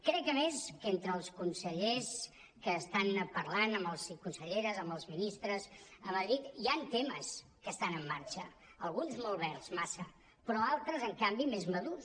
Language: Catalan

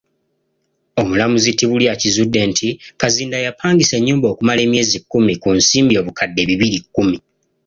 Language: Ganda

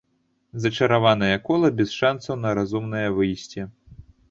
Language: Belarusian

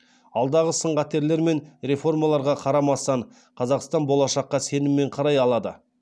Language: Kazakh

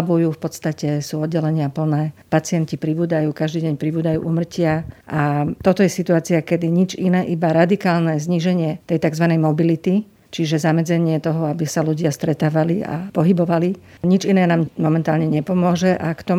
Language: Slovak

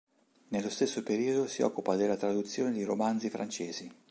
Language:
Italian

